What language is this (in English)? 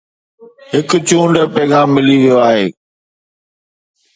Sindhi